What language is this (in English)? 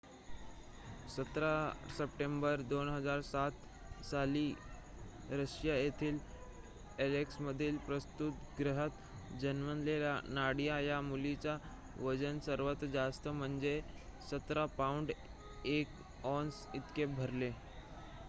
Marathi